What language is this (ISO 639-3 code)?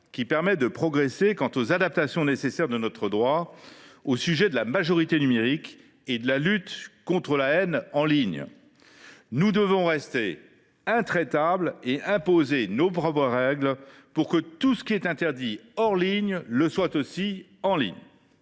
fra